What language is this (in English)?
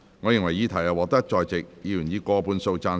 Cantonese